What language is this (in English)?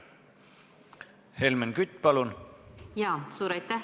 Estonian